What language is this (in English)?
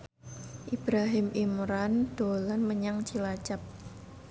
Javanese